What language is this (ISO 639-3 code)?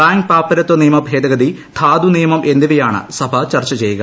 mal